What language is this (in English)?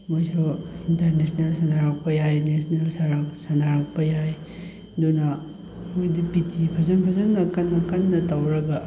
Manipuri